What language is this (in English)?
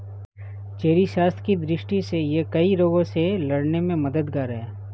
Hindi